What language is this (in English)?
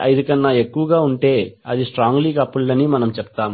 Telugu